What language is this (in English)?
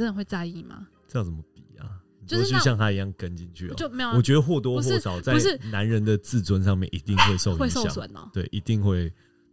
Chinese